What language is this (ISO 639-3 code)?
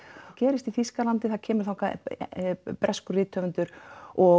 isl